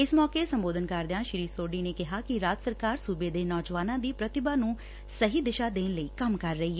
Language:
Punjabi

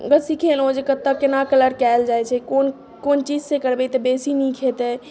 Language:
Maithili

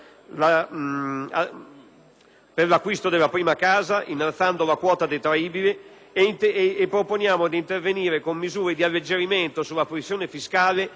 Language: Italian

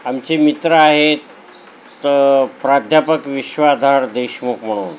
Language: Marathi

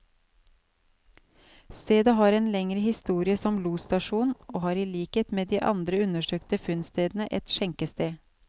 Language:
Norwegian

